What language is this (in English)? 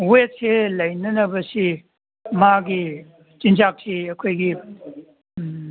Manipuri